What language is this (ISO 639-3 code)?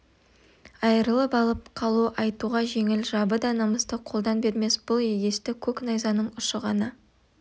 kaz